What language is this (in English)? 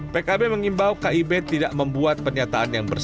Indonesian